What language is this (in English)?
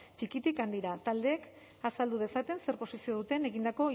Basque